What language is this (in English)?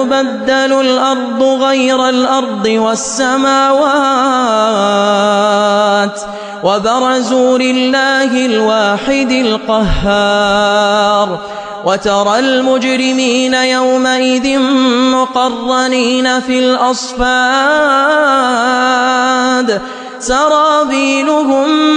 Arabic